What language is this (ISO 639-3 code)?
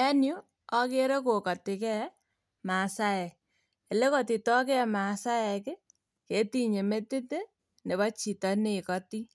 kln